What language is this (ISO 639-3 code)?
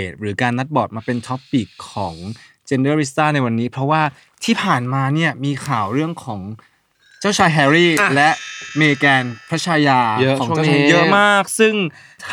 tha